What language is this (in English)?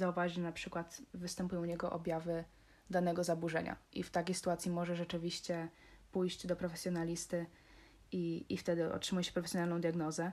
Polish